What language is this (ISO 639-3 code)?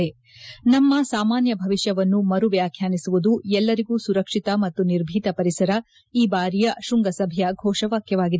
kan